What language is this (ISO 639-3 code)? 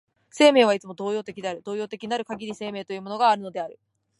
jpn